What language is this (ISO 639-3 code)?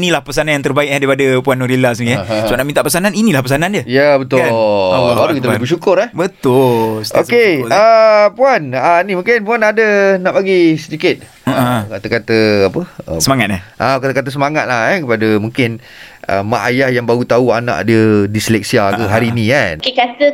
msa